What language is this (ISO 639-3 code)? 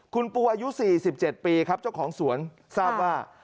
tha